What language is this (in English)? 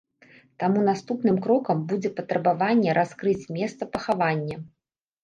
Belarusian